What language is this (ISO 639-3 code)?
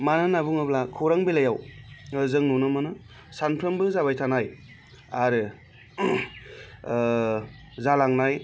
brx